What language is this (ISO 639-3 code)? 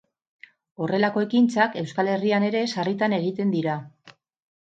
eus